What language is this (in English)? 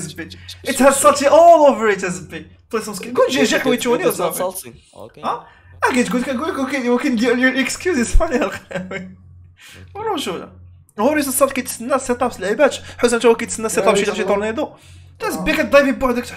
Arabic